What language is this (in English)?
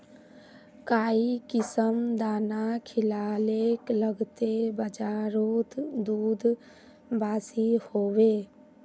Magahi